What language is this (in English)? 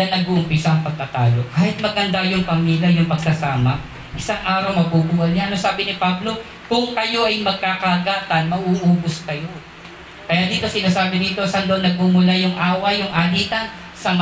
Filipino